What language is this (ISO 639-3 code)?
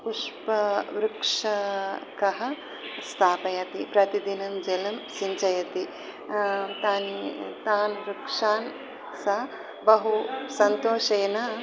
san